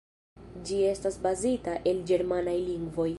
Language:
Esperanto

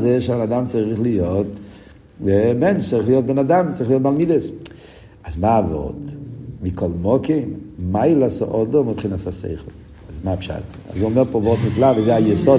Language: Hebrew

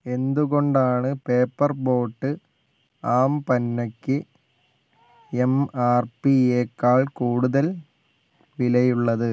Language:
Malayalam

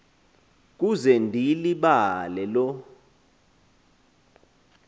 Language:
Xhosa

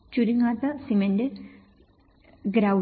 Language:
Malayalam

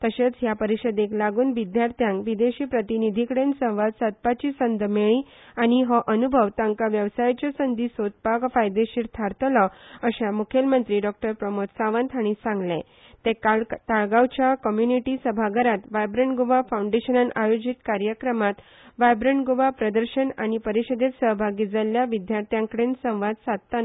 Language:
Konkani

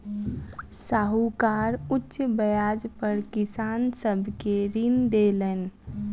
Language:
Maithili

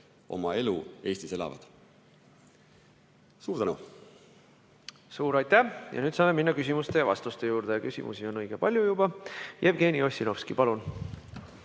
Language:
Estonian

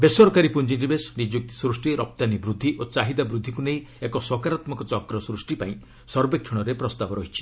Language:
Odia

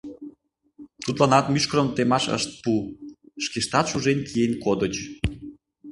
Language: Mari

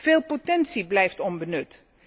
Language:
Dutch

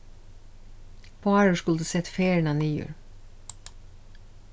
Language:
Faroese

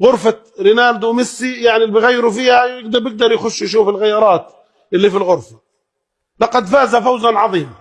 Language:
Arabic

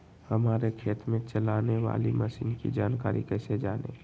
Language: Magahi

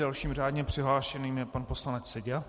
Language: Czech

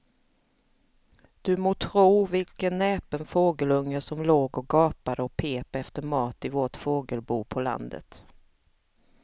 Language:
Swedish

